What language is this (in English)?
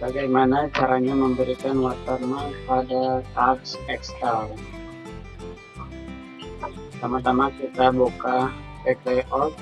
Indonesian